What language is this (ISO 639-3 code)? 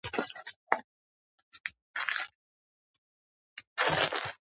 kat